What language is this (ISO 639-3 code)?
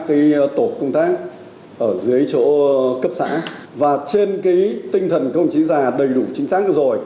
vie